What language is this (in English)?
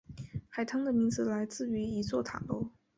Chinese